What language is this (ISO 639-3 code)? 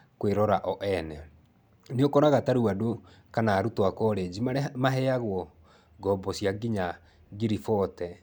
kik